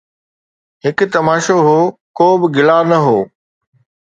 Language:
Sindhi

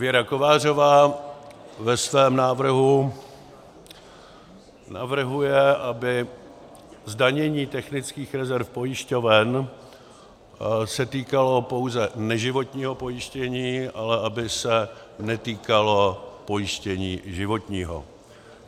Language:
Czech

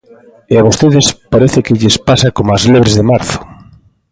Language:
Galician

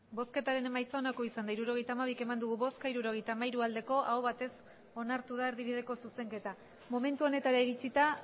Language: Basque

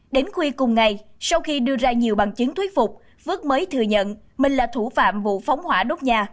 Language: Vietnamese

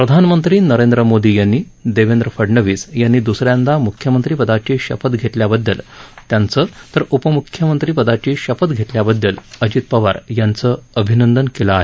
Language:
Marathi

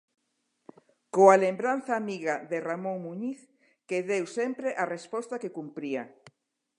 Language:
Galician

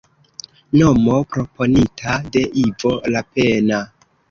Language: Esperanto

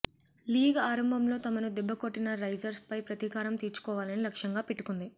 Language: Telugu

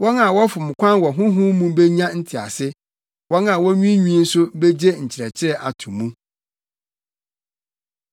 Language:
Akan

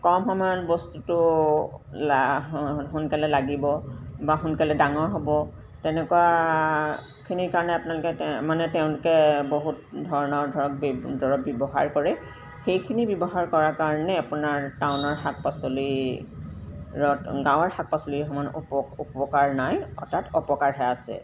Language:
Assamese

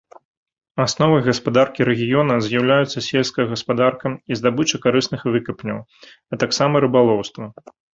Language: Belarusian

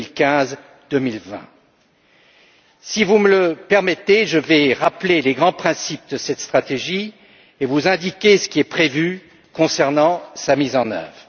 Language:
French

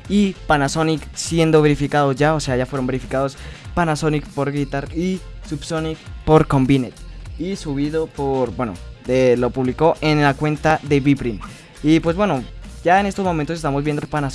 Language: Spanish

